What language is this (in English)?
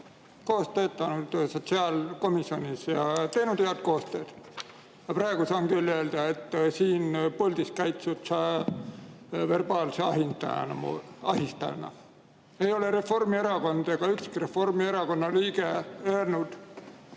Estonian